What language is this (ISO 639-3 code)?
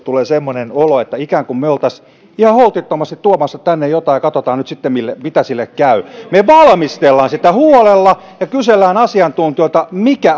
fin